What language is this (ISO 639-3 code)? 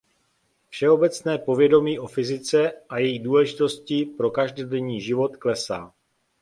ces